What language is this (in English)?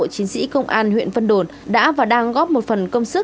Vietnamese